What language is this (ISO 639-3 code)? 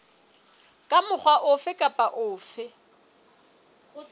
sot